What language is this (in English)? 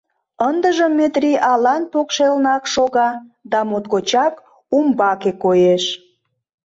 Mari